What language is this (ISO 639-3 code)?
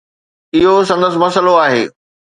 snd